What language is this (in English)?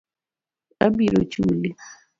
Luo (Kenya and Tanzania)